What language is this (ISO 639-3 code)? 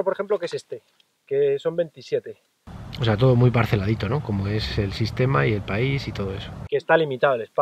spa